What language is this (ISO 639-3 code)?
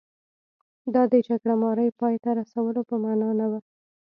pus